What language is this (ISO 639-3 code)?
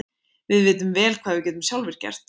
isl